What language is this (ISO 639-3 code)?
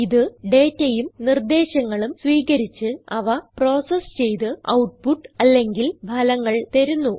mal